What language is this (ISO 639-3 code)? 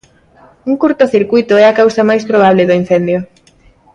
glg